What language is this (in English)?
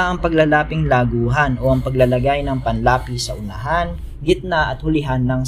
Filipino